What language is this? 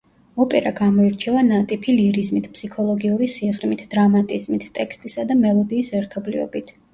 Georgian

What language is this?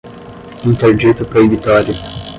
Portuguese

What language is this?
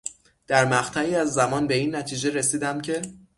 Persian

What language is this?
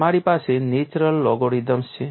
Gujarati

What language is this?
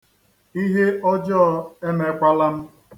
Igbo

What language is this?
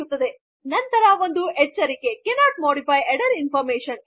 Kannada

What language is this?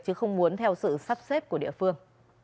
Vietnamese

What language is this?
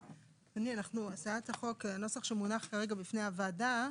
Hebrew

